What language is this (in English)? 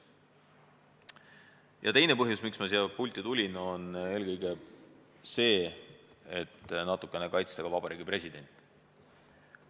Estonian